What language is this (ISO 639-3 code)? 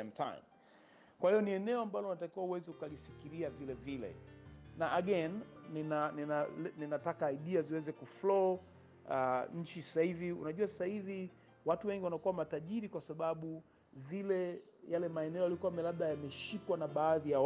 swa